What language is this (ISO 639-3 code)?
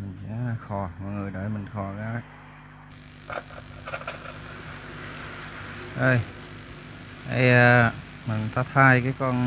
vie